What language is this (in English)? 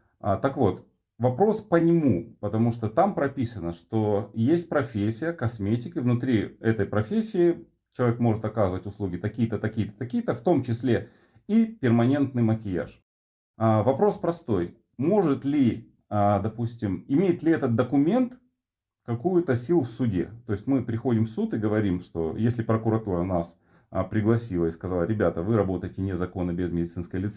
Russian